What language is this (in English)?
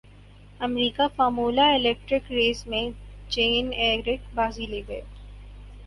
Urdu